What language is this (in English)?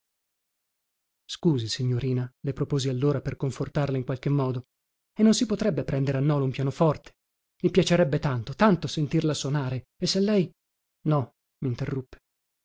Italian